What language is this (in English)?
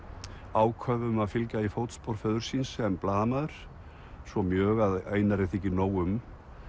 Icelandic